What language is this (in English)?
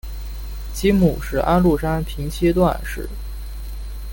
Chinese